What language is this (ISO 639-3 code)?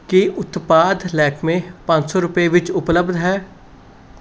pan